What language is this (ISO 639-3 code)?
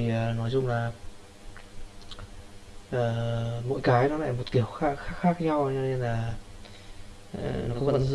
vie